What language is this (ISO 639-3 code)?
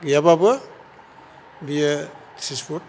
brx